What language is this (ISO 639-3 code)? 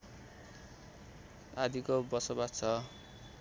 nep